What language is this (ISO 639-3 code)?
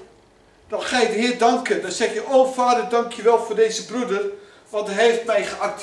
nld